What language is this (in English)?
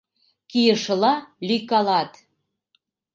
Mari